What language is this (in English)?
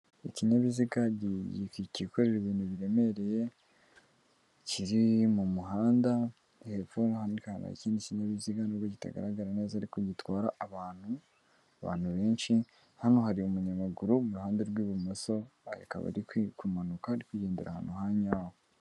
Kinyarwanda